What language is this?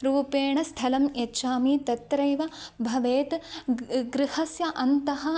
Sanskrit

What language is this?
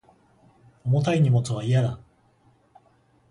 Japanese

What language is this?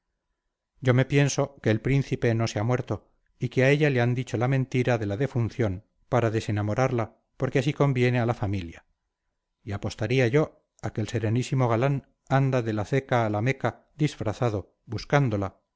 Spanish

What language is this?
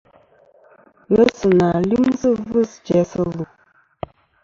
Kom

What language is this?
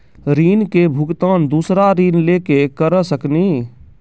Maithili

